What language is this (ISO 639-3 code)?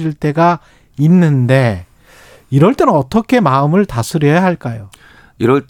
kor